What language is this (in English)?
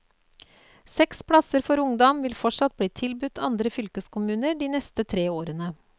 Norwegian